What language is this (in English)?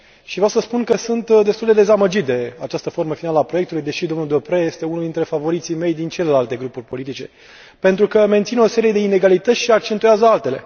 Romanian